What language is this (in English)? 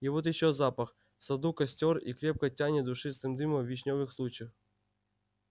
Russian